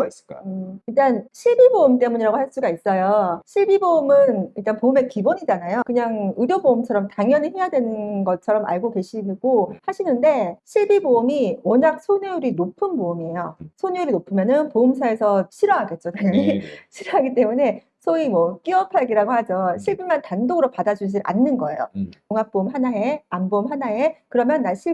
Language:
Korean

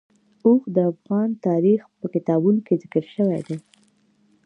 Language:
Pashto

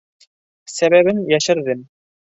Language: Bashkir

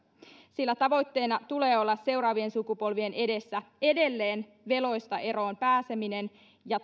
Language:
Finnish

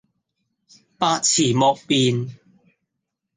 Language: Cantonese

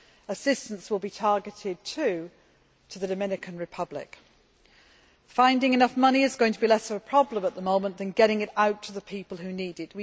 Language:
English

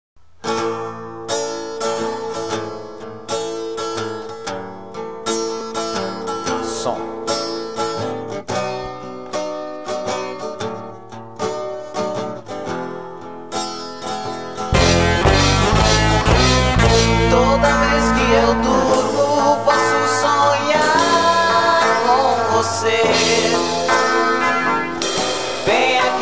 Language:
Portuguese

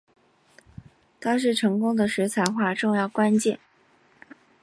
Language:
Chinese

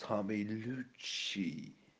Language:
Russian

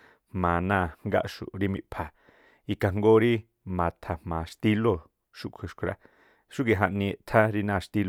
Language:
Tlacoapa Me'phaa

